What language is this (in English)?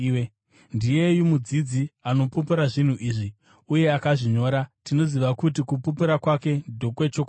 Shona